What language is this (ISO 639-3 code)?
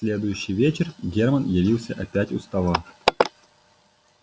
rus